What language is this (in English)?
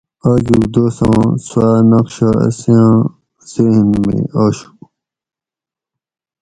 Gawri